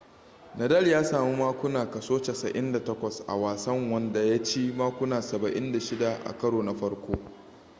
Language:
Hausa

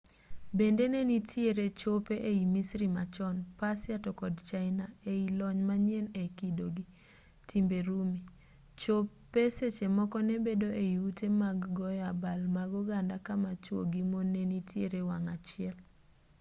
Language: Luo (Kenya and Tanzania)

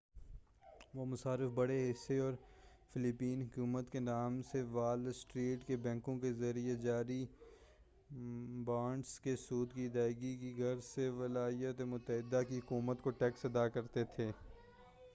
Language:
Urdu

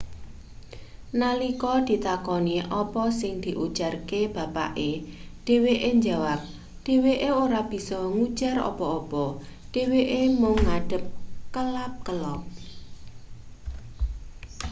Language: Javanese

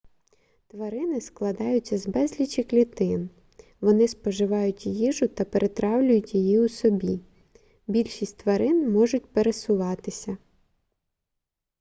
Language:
Ukrainian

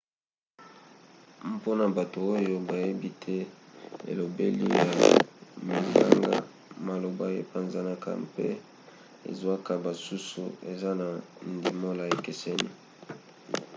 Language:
Lingala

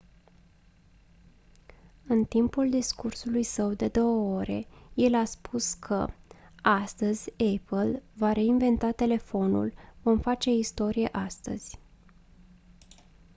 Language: Romanian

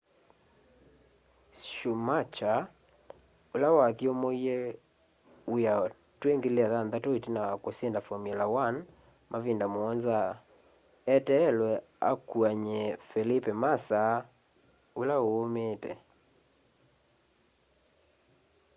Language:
Kamba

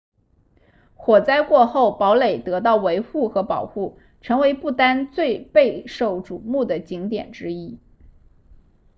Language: Chinese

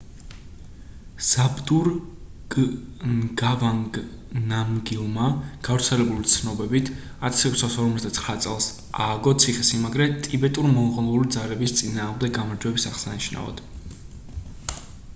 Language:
Georgian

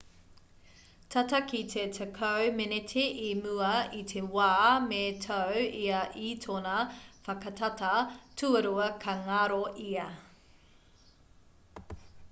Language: Māori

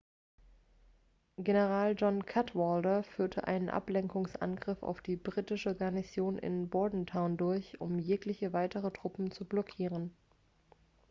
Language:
German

